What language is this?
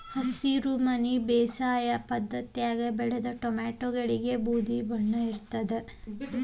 Kannada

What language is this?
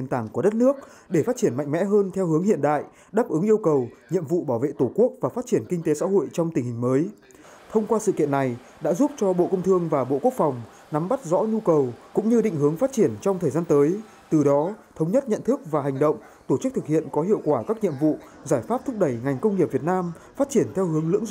Vietnamese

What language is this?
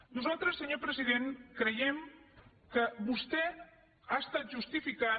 Catalan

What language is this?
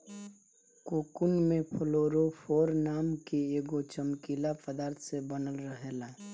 Bhojpuri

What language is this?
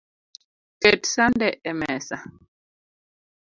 Luo (Kenya and Tanzania)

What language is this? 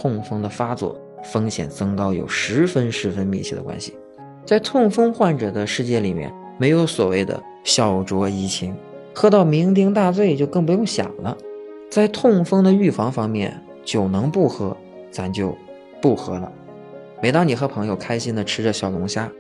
Chinese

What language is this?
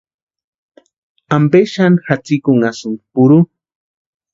Western Highland Purepecha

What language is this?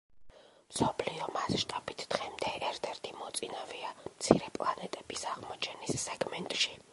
Georgian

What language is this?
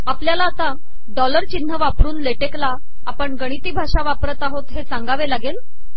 Marathi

